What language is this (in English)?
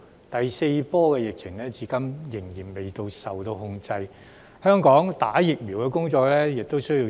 Cantonese